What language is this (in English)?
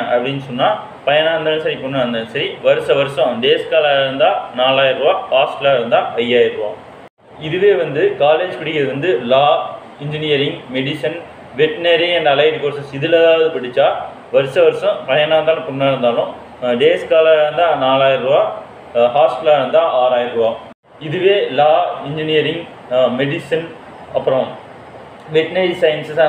Turkish